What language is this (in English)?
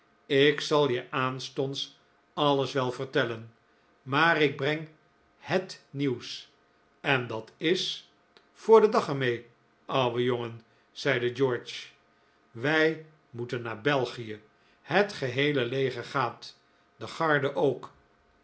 Dutch